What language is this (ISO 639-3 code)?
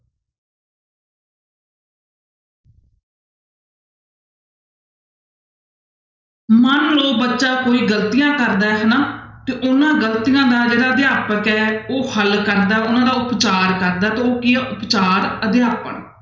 pan